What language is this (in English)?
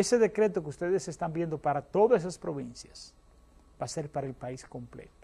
Spanish